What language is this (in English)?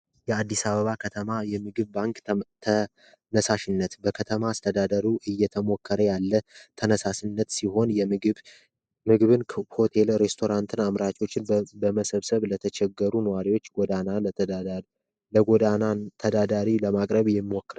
Amharic